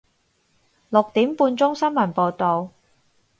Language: Cantonese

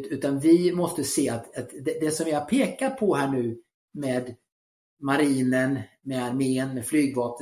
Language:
Swedish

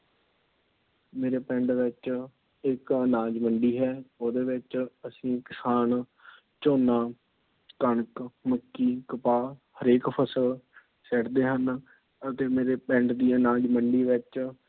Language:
Punjabi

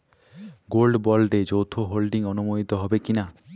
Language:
Bangla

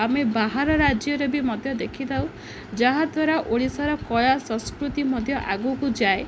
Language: Odia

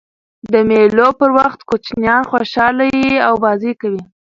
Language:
Pashto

